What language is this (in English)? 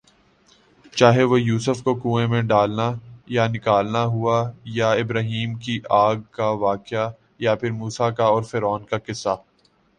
Urdu